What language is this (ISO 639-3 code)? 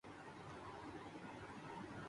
urd